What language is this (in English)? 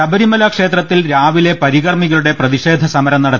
Malayalam